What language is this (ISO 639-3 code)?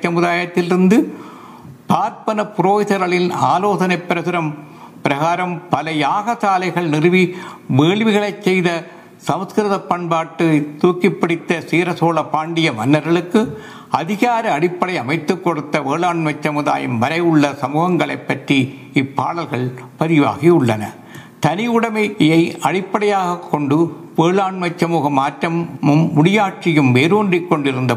tam